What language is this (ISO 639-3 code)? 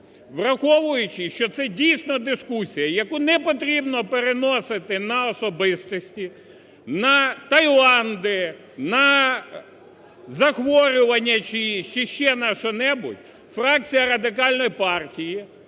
ukr